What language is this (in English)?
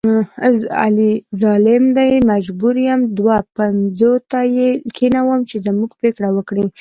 Pashto